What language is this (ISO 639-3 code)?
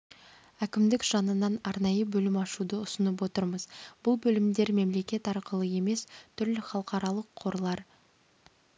kaz